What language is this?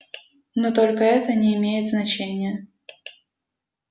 Russian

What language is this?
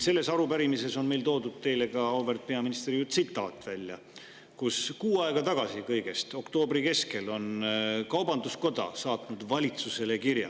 Estonian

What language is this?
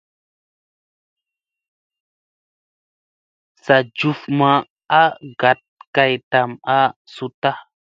Musey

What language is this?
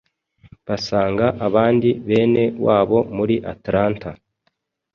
Kinyarwanda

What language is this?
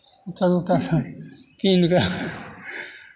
Maithili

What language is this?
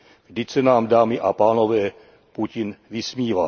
Czech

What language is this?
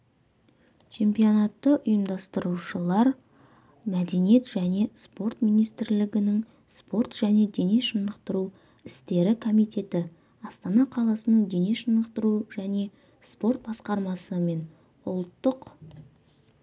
Kazakh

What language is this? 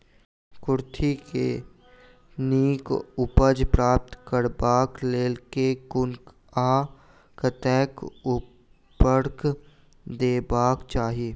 Maithili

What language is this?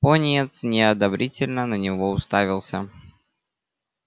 Russian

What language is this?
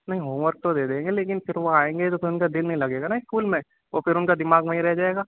Urdu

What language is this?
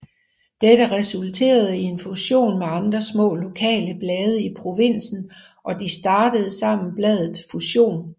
Danish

